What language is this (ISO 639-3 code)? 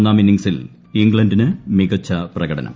mal